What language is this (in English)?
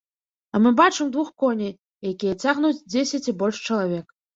Belarusian